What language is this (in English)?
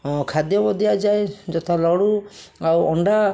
Odia